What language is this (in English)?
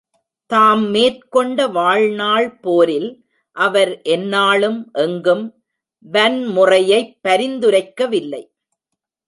Tamil